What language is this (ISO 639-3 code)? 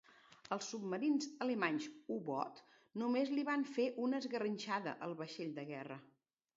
cat